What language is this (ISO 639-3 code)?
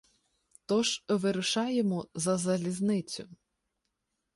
ukr